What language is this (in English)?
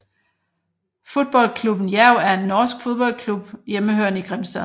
Danish